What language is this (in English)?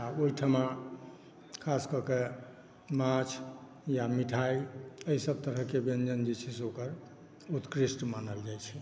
Maithili